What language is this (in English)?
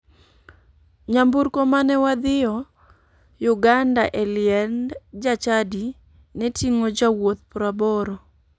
Luo (Kenya and Tanzania)